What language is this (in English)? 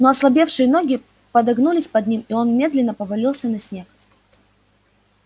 Russian